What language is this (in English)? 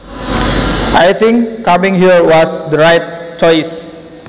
Javanese